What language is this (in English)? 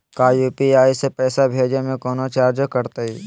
Magahi